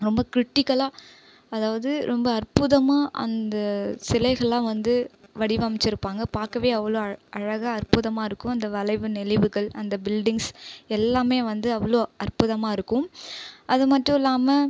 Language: Tamil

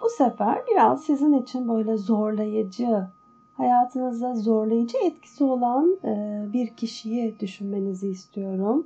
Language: Turkish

